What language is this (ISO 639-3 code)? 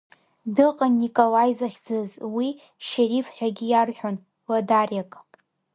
abk